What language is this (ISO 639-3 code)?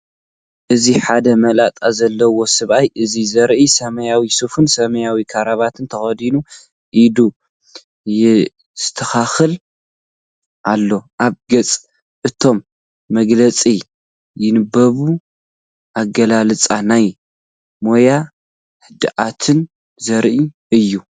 tir